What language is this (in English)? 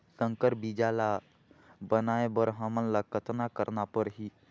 Chhattisgarhi